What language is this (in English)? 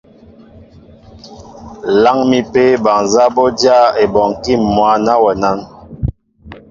Mbo (Cameroon)